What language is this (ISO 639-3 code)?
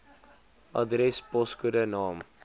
afr